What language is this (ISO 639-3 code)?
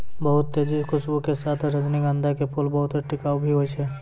mai